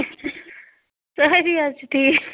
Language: Kashmiri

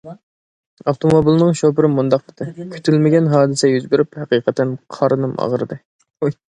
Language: Uyghur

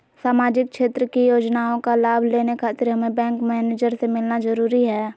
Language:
Magahi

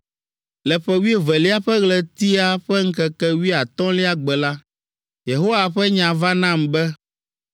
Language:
Ewe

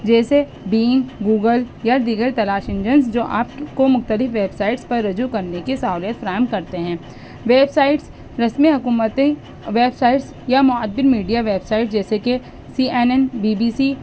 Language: Urdu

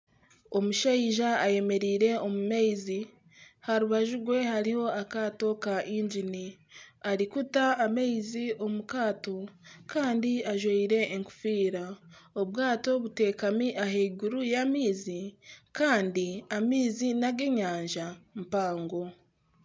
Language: Nyankole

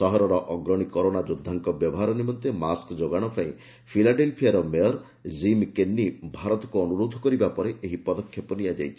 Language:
Odia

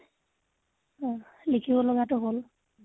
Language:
Assamese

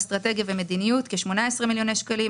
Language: Hebrew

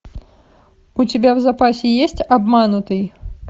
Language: Russian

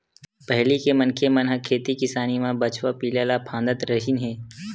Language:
Chhattisgarhi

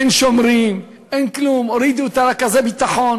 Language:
Hebrew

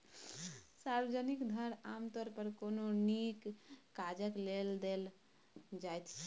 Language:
Maithili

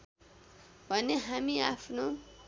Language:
Nepali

